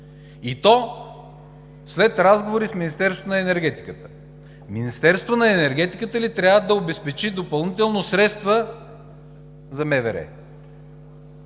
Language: Bulgarian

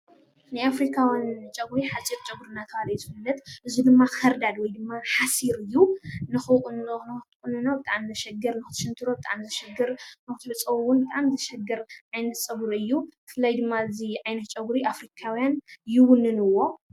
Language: Tigrinya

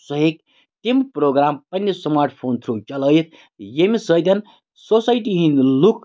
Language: Kashmiri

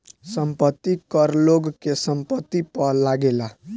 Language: Bhojpuri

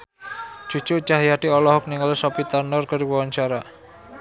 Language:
Sundanese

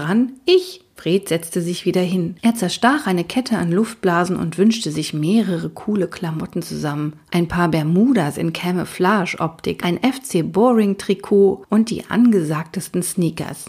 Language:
German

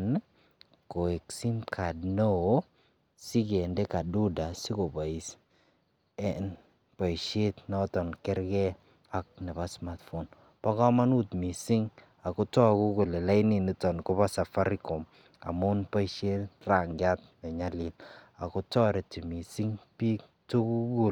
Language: Kalenjin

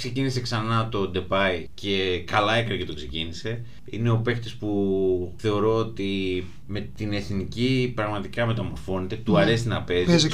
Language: Greek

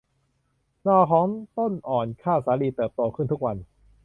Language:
Thai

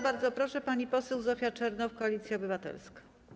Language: Polish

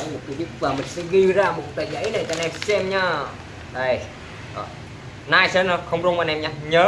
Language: Vietnamese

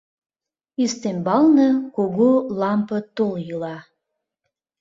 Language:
Mari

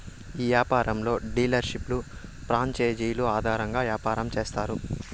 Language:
Telugu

